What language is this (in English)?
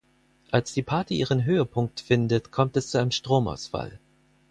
German